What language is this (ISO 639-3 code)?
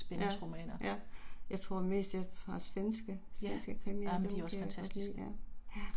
dan